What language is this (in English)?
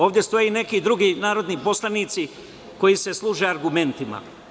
Serbian